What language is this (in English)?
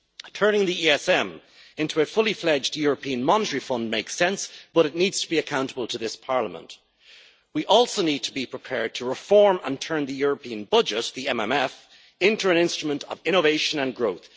English